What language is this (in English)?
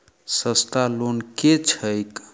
Maithili